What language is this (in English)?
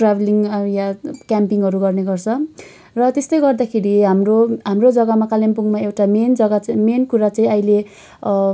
Nepali